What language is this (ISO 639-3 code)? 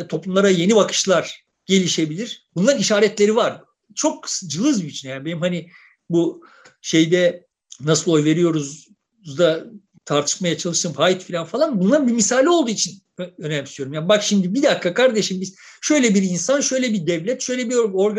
tur